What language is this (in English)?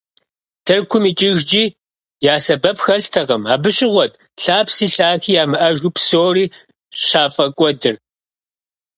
Kabardian